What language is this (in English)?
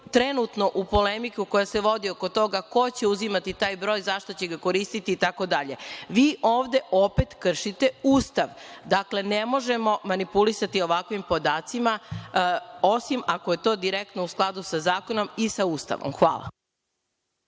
Serbian